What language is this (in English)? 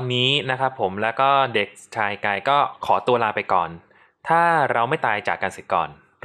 Thai